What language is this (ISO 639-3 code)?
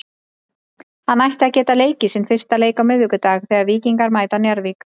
isl